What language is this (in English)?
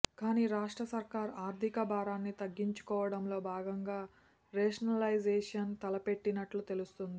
Telugu